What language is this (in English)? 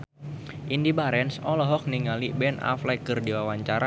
Sundanese